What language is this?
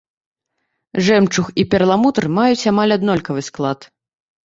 Belarusian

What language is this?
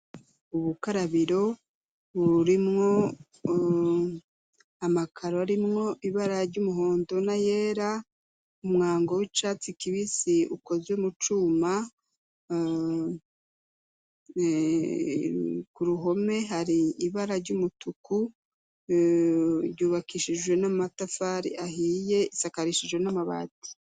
Rundi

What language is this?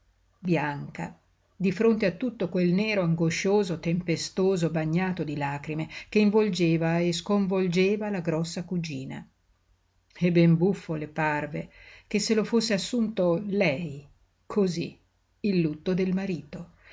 Italian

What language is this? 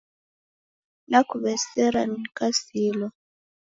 Taita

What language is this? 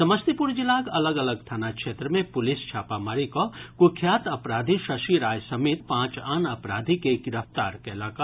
Maithili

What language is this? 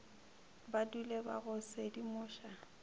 Northern Sotho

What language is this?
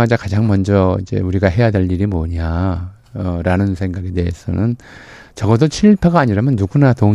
Korean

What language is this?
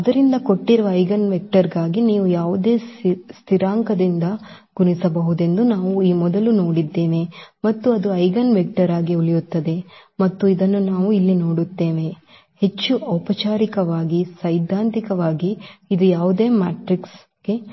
Kannada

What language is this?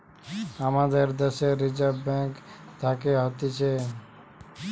Bangla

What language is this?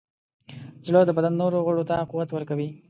Pashto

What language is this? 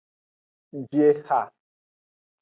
Aja (Benin)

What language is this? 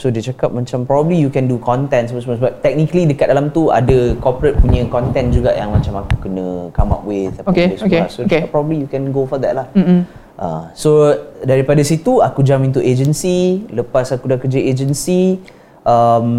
Malay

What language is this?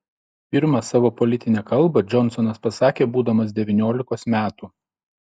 Lithuanian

